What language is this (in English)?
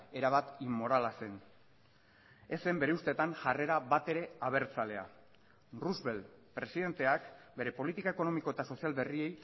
Basque